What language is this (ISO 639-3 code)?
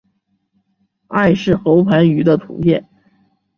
zho